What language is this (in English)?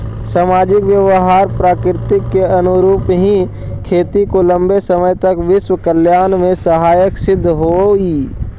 Magahi